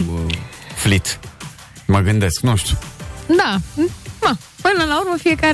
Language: Romanian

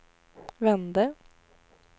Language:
Swedish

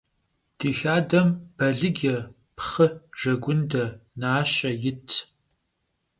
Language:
Kabardian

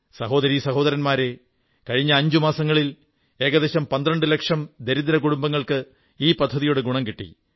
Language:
Malayalam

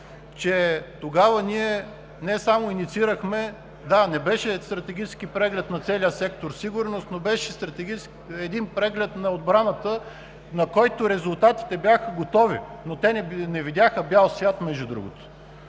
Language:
Bulgarian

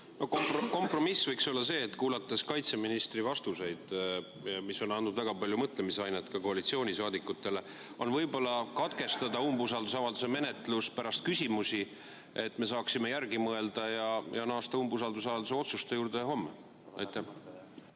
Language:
Estonian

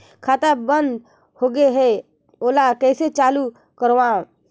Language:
Chhattisgarhi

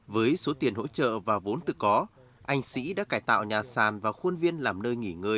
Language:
Vietnamese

